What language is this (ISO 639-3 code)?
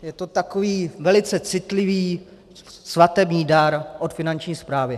ces